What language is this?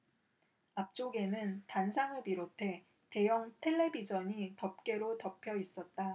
Korean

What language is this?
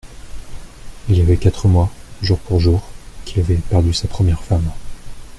French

